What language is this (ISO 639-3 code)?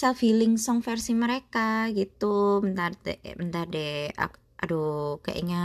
ind